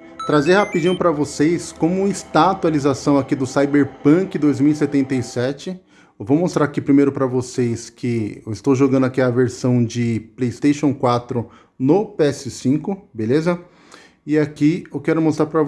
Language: Portuguese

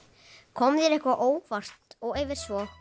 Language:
Icelandic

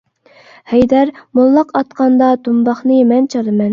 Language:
Uyghur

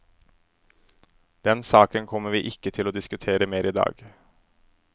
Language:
Norwegian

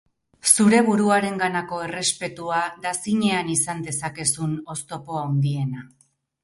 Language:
Basque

